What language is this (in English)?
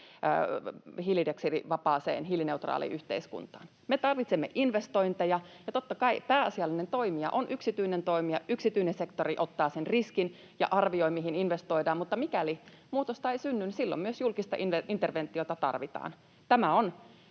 Finnish